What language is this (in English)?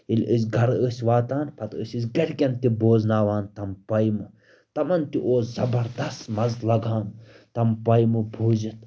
Kashmiri